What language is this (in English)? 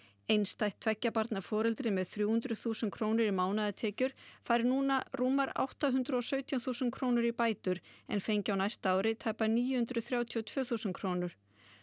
Icelandic